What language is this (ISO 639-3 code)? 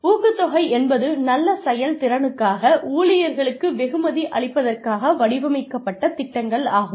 tam